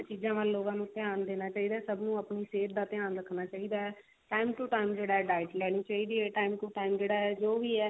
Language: Punjabi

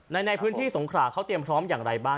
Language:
Thai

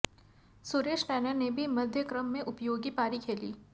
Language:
Hindi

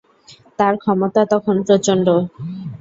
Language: Bangla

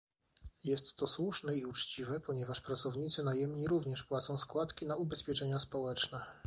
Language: Polish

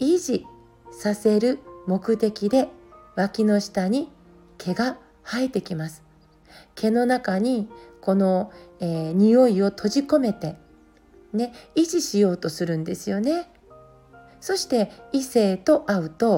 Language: Japanese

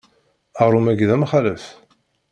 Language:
Kabyle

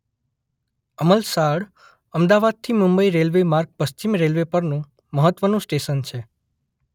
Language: Gujarati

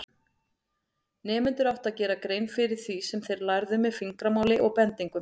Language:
Icelandic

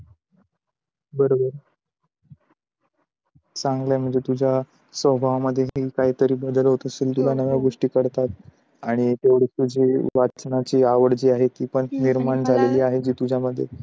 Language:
Marathi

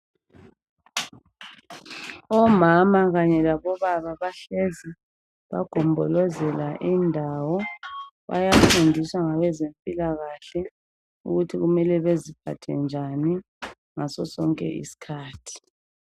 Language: North Ndebele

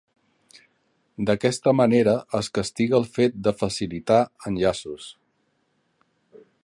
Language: Catalan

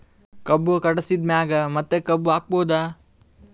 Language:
Kannada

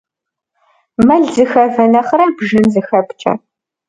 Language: Kabardian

